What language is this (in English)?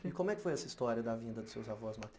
Portuguese